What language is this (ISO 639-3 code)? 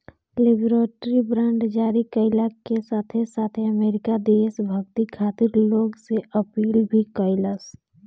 bho